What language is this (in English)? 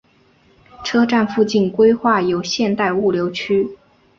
Chinese